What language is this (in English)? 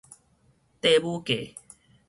Min Nan Chinese